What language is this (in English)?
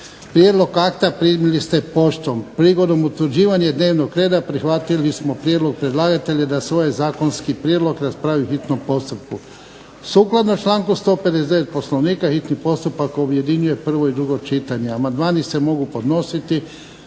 Croatian